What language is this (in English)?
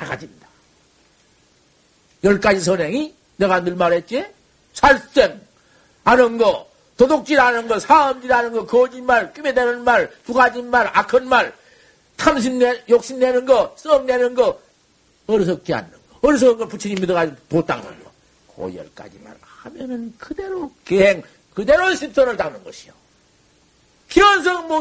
Korean